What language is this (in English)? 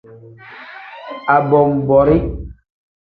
Tem